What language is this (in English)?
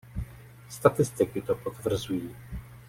Czech